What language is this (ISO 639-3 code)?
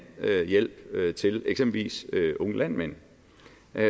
dan